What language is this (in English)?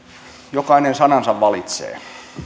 Finnish